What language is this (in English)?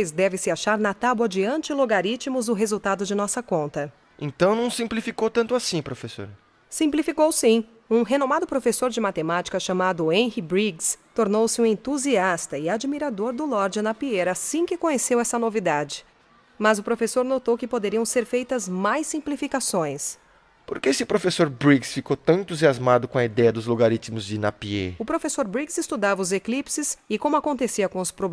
Portuguese